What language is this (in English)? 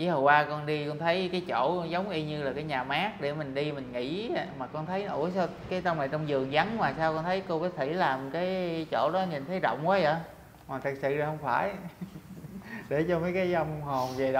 Vietnamese